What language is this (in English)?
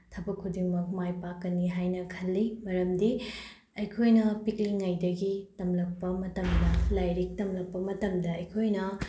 Manipuri